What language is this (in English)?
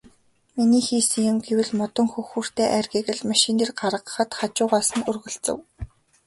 Mongolian